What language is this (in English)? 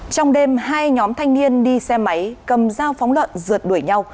Vietnamese